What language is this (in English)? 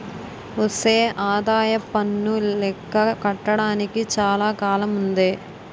Telugu